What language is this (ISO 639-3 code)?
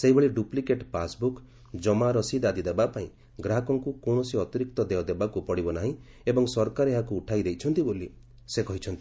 ori